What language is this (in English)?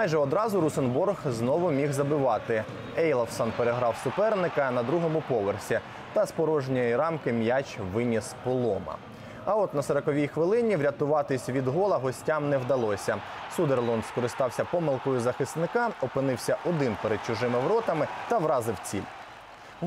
Ukrainian